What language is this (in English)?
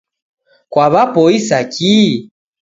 Taita